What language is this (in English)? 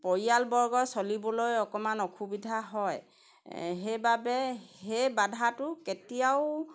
Assamese